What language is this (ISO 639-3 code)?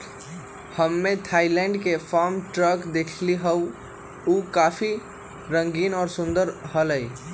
mag